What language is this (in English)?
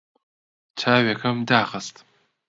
Central Kurdish